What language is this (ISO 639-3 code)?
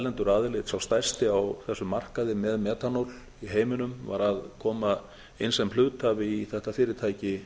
isl